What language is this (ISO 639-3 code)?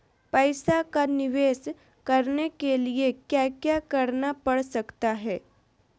mag